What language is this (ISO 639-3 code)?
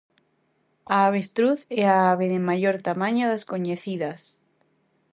glg